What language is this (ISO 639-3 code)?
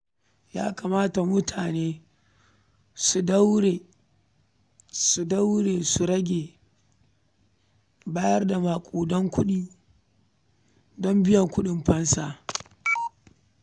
hau